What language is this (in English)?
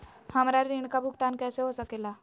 Magahi